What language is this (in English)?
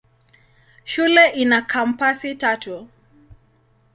Swahili